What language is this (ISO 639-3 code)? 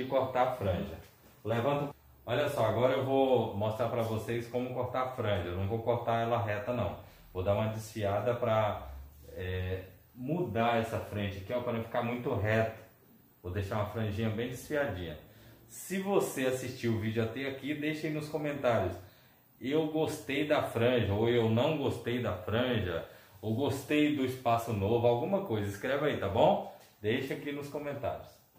por